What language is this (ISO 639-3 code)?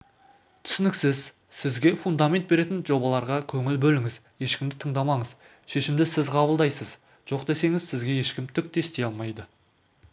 kaz